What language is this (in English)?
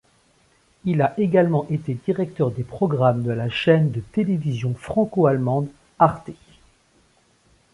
French